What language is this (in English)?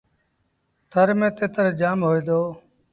Sindhi Bhil